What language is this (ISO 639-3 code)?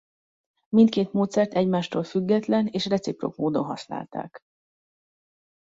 hun